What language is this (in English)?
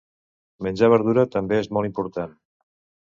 Catalan